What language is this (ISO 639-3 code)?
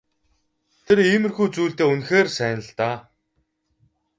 mon